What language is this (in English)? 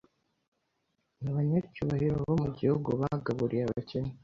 Kinyarwanda